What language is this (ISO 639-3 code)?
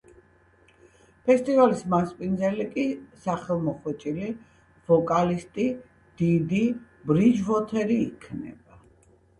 kat